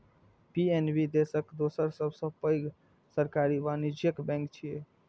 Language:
Maithili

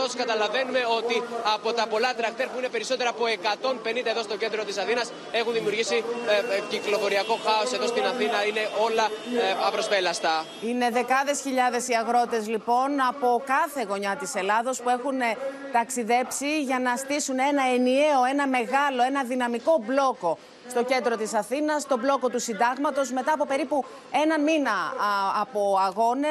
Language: Greek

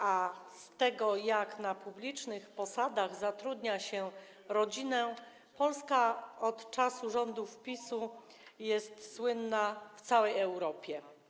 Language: Polish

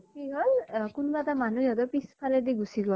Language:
Assamese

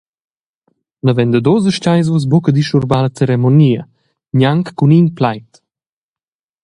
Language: Romansh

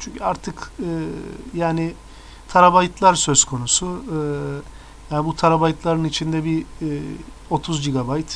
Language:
Turkish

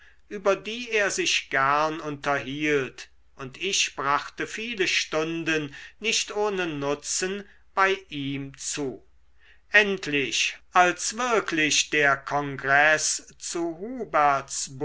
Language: German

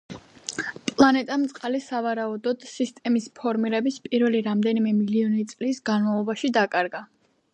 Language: Georgian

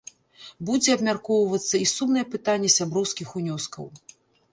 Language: Belarusian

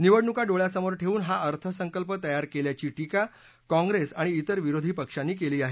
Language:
Marathi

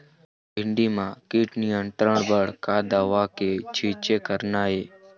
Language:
Chhattisgarhi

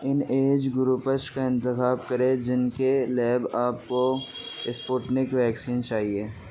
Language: Urdu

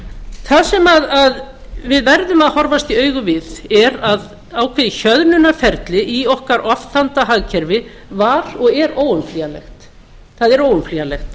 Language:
Icelandic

